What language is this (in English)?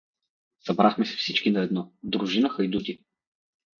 Bulgarian